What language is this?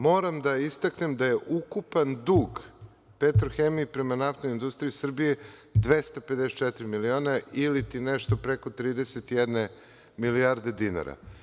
Serbian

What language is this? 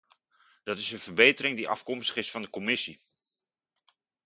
Dutch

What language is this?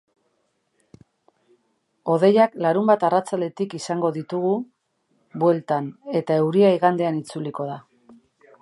Basque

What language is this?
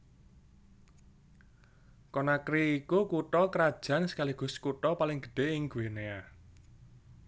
Javanese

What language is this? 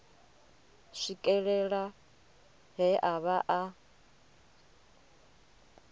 Venda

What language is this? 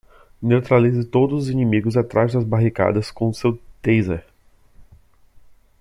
Portuguese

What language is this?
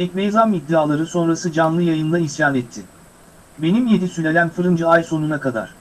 Turkish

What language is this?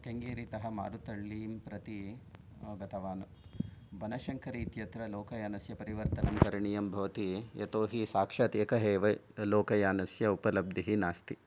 Sanskrit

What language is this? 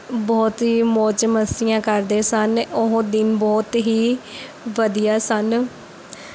Punjabi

